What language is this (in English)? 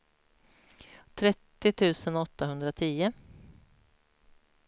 Swedish